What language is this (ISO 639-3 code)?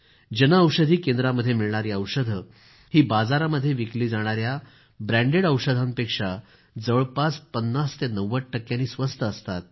mar